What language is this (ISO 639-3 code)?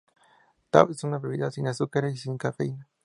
spa